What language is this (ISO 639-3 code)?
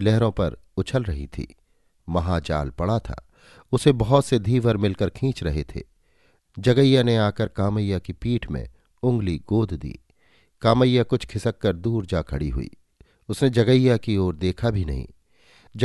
hin